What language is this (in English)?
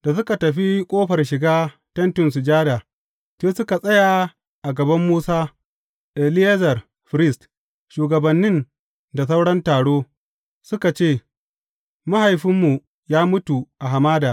Hausa